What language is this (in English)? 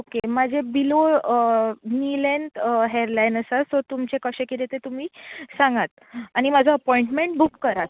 Konkani